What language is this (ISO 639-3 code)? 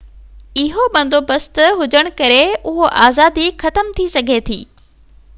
snd